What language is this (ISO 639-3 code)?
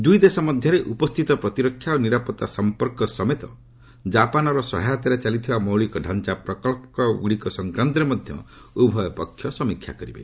ori